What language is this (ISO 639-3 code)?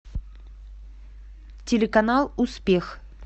rus